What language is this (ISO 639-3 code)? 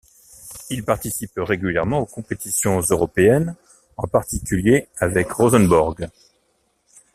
fra